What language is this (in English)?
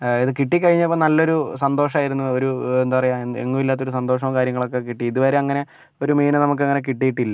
Malayalam